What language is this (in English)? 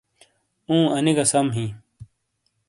Shina